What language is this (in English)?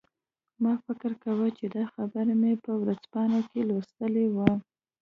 Pashto